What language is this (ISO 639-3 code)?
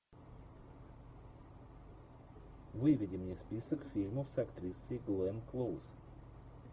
rus